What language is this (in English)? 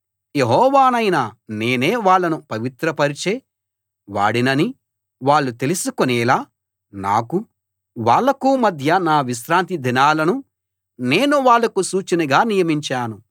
Telugu